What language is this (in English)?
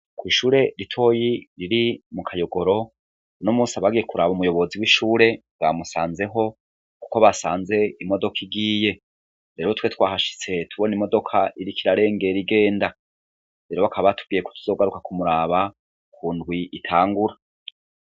Rundi